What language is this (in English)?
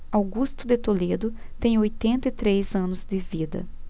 Portuguese